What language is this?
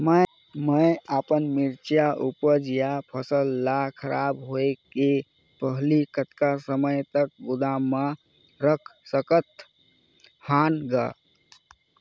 Chhattisgarhi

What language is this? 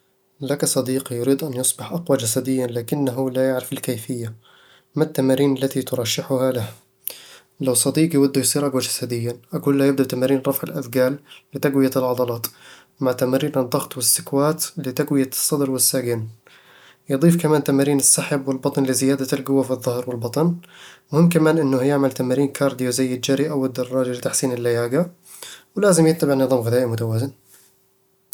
Eastern Egyptian Bedawi Arabic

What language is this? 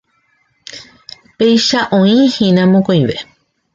Guarani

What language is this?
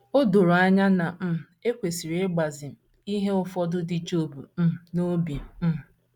Igbo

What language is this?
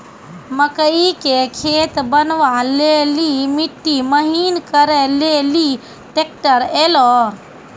Maithili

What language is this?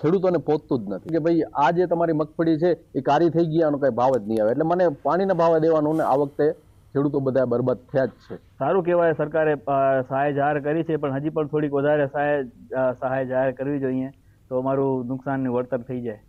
Hindi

